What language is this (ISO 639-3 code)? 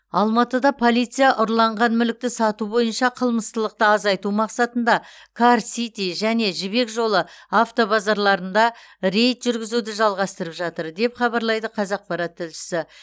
kaz